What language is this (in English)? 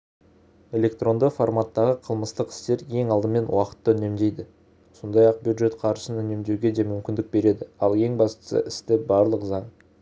Kazakh